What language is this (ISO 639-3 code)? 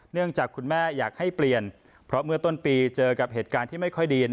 tha